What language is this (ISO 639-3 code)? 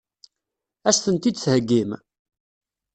kab